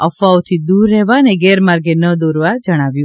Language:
Gujarati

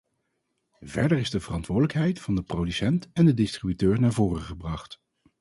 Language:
Dutch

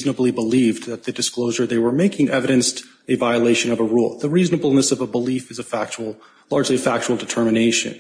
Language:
English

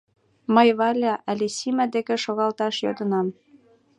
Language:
Mari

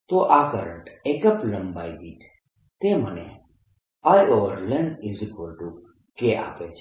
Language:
Gujarati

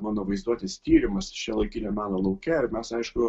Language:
Lithuanian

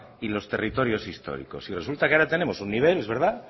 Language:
Spanish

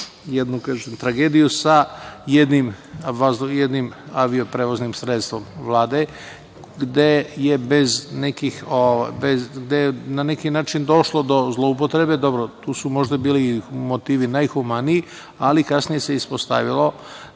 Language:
Serbian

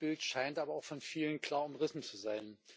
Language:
German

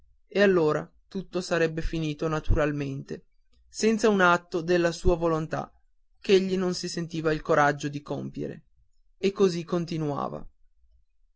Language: Italian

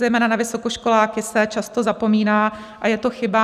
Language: Czech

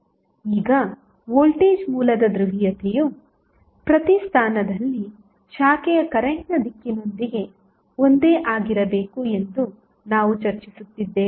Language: Kannada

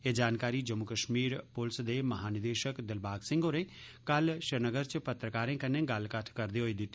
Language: Dogri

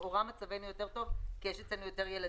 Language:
Hebrew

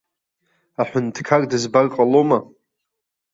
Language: Abkhazian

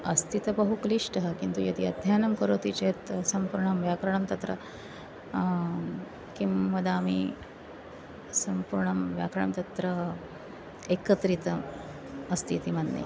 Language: Sanskrit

